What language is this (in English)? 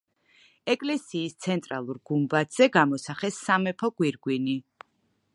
Georgian